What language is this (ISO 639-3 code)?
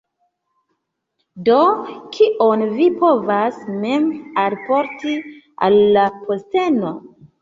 epo